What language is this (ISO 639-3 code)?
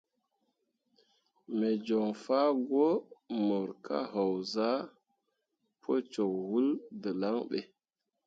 mua